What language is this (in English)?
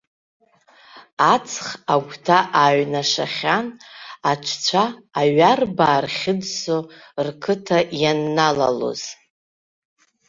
Abkhazian